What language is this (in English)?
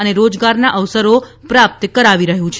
Gujarati